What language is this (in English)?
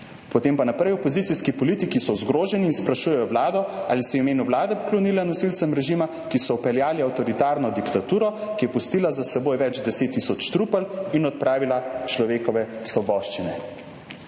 Slovenian